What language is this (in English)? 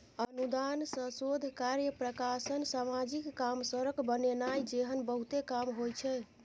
Maithili